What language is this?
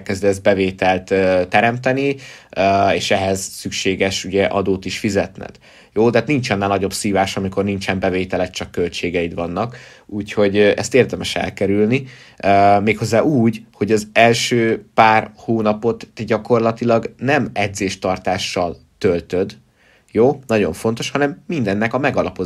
Hungarian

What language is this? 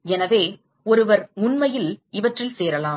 Tamil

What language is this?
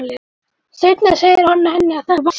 Icelandic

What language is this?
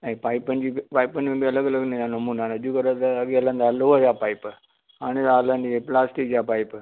Sindhi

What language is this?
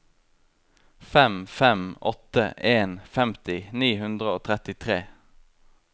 Norwegian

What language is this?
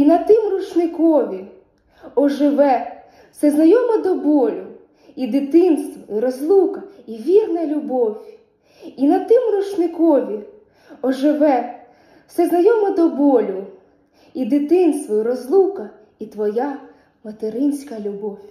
Ukrainian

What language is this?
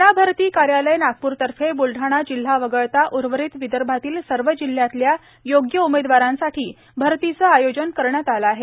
Marathi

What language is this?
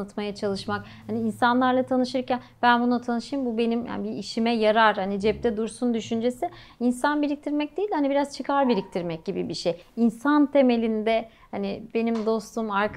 Turkish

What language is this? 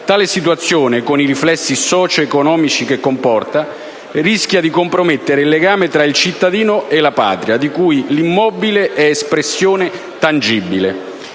Italian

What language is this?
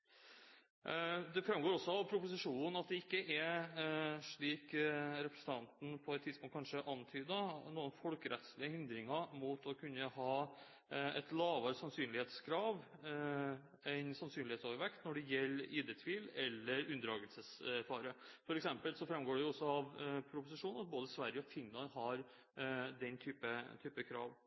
Norwegian Bokmål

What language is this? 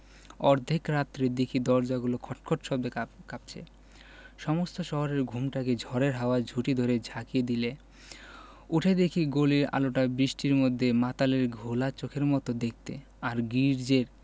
Bangla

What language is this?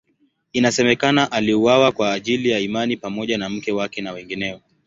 Swahili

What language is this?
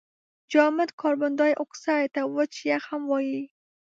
Pashto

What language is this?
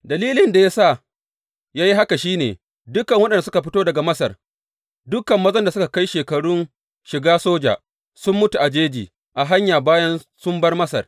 Hausa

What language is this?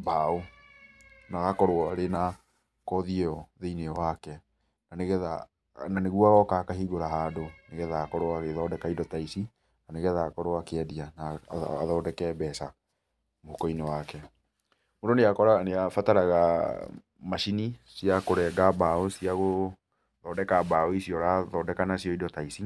Kikuyu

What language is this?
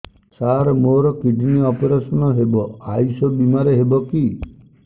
Odia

